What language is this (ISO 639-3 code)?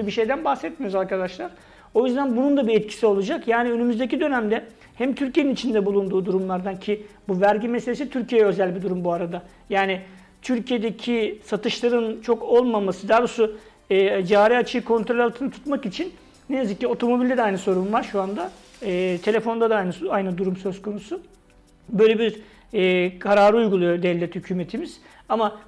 tur